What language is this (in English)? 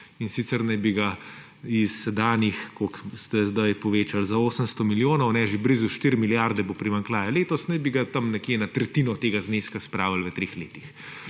Slovenian